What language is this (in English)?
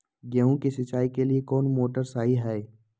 Magahi